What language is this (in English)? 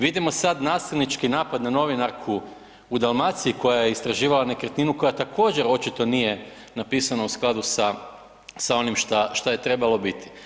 Croatian